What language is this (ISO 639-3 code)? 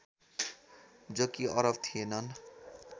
nep